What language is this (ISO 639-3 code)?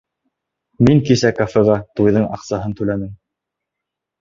bak